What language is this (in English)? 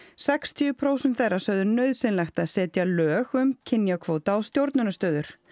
Icelandic